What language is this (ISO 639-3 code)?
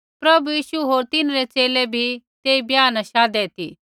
kfx